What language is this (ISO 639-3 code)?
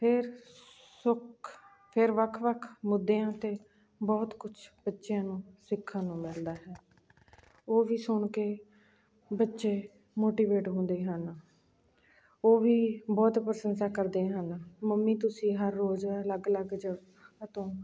pan